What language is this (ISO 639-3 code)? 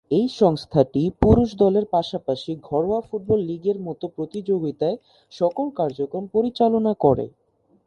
ben